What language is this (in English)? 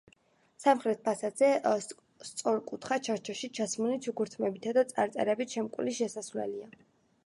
Georgian